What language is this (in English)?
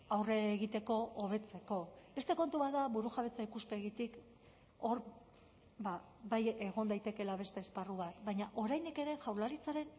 Basque